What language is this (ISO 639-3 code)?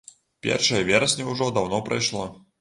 bel